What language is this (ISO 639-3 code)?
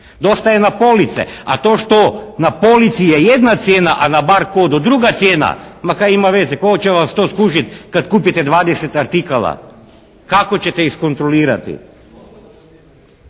hrv